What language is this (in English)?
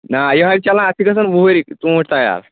Kashmiri